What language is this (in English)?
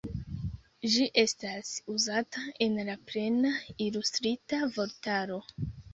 Esperanto